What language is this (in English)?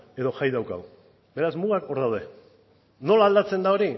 Basque